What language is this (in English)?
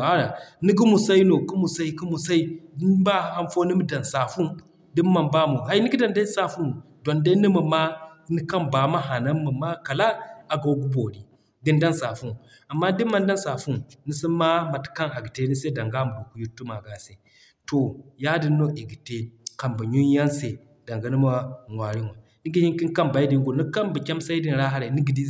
Zarma